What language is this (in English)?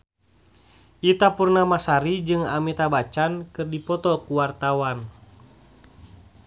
Sundanese